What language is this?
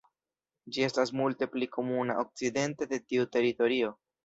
Esperanto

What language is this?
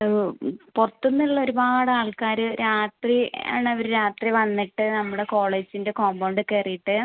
Malayalam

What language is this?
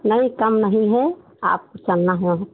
Hindi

